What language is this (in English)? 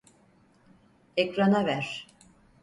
Turkish